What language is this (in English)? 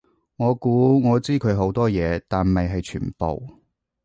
Cantonese